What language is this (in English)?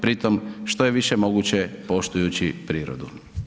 Croatian